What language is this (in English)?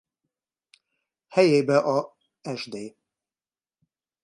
Hungarian